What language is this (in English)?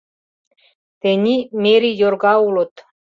Mari